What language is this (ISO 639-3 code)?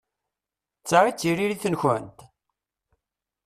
kab